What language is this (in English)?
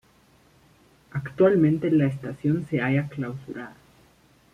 Spanish